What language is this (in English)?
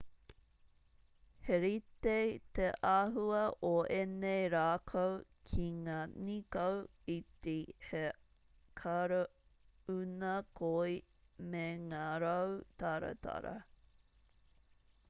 Māori